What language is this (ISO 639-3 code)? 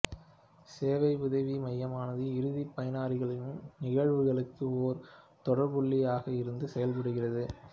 tam